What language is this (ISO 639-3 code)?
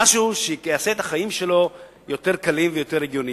heb